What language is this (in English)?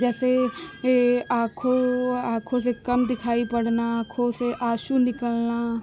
Hindi